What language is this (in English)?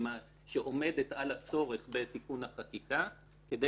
Hebrew